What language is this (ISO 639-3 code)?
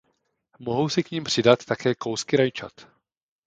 ces